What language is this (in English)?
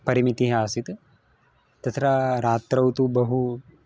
Sanskrit